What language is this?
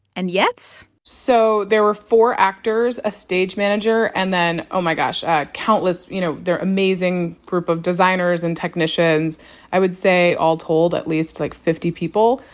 English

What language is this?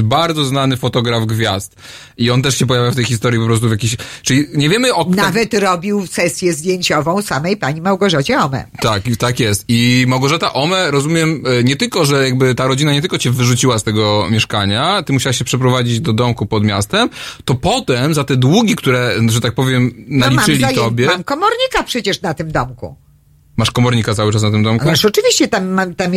Polish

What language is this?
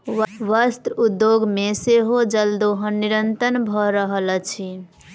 Maithili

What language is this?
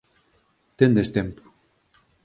Galician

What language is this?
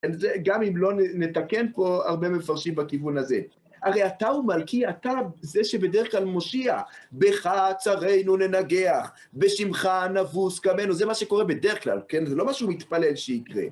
Hebrew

